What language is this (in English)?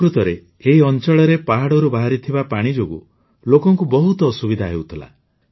Odia